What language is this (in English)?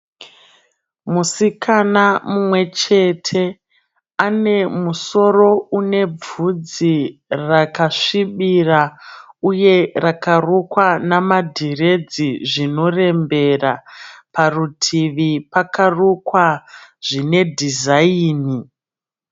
Shona